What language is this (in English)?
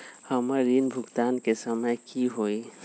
Magahi